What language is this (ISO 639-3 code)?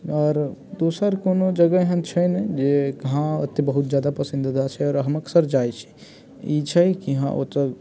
mai